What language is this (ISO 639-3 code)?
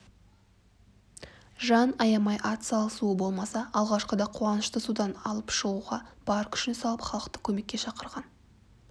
kaz